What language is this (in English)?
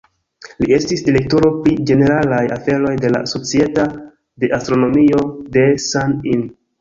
Esperanto